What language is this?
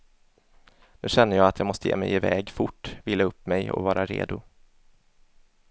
Swedish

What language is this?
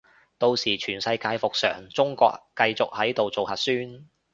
Cantonese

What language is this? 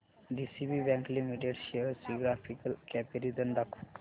Marathi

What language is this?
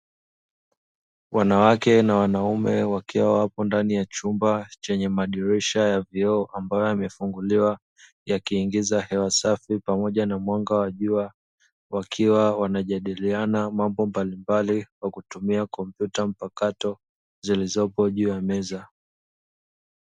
Swahili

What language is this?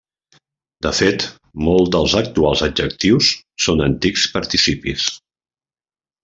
Catalan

